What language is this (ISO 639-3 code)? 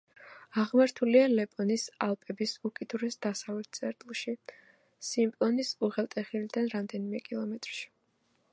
kat